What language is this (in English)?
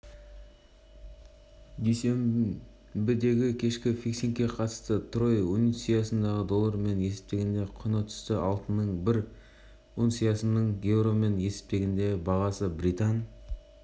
Kazakh